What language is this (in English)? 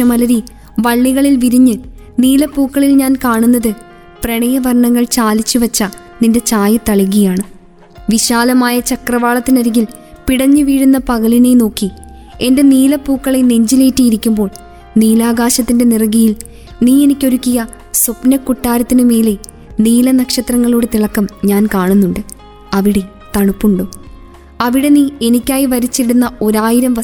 Malayalam